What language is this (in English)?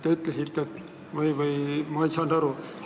Estonian